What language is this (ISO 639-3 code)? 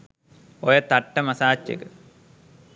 sin